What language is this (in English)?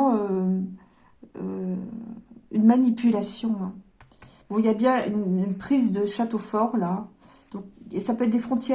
French